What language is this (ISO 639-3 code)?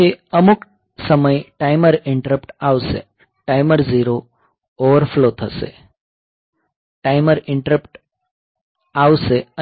guj